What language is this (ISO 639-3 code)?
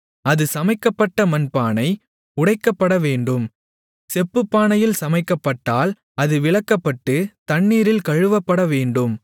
tam